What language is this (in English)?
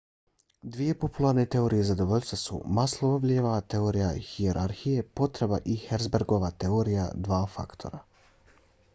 Bosnian